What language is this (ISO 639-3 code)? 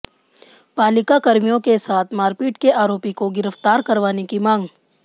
hin